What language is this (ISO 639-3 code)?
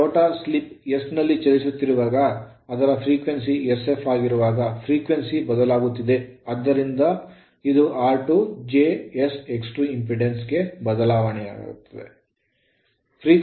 kan